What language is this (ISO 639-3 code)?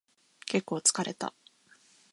jpn